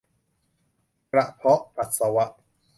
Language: Thai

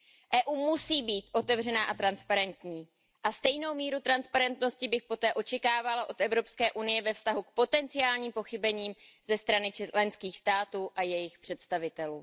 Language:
Czech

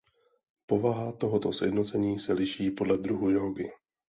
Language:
Czech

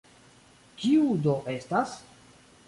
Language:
Esperanto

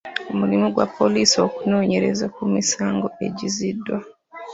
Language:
Ganda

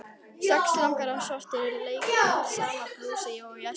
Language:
Icelandic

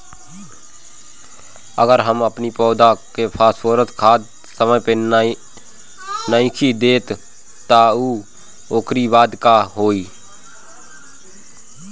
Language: Bhojpuri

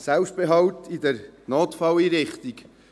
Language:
Swiss German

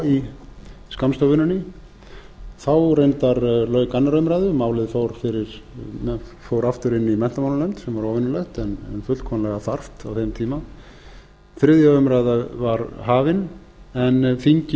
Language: Icelandic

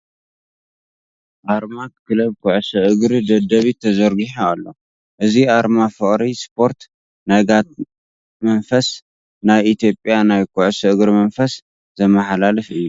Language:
Tigrinya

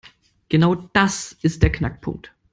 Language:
German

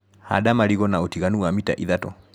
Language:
Kikuyu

